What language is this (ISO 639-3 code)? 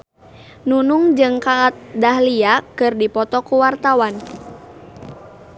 sun